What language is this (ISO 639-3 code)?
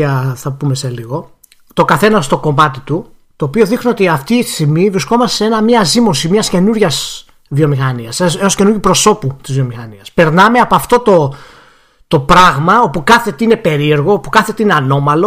ell